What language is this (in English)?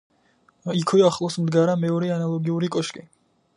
Georgian